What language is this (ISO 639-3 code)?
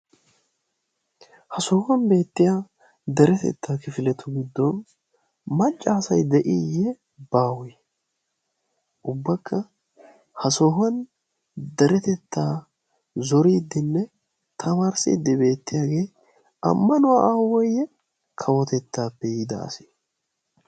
wal